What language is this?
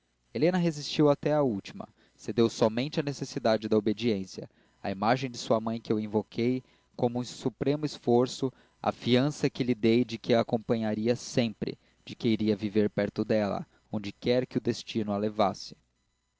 Portuguese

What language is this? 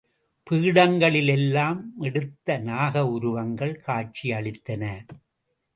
Tamil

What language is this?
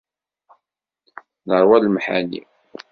Kabyle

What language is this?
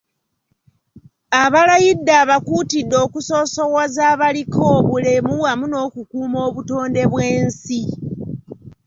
Ganda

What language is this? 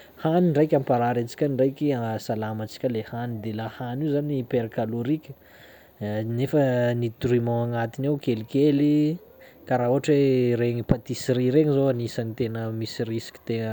Sakalava Malagasy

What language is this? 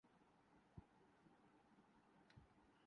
Urdu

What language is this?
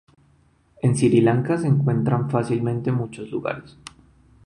Spanish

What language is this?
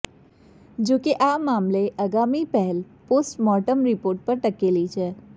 Gujarati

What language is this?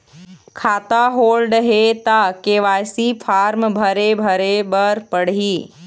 Chhattisgarhi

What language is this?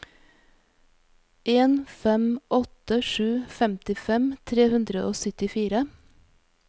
Norwegian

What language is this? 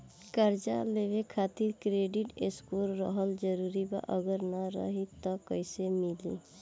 Bhojpuri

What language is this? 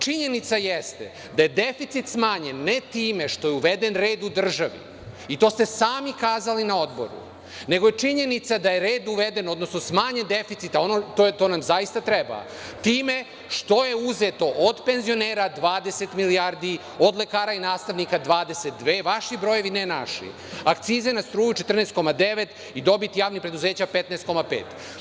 Serbian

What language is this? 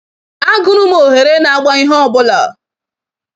Igbo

